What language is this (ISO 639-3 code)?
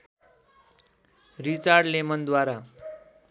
nep